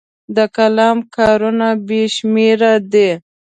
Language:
Pashto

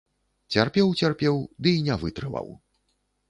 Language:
Belarusian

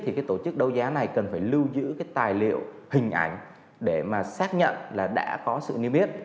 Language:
Vietnamese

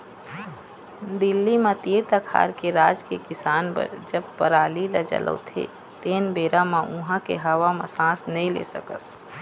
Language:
Chhattisgarhi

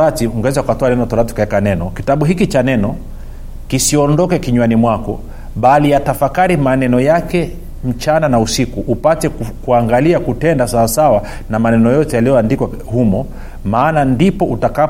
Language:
Swahili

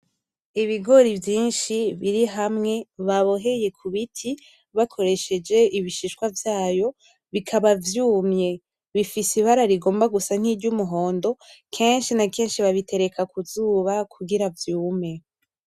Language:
Rundi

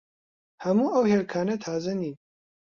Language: Central Kurdish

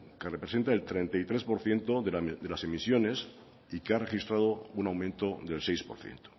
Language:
Spanish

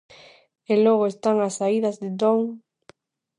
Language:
Galician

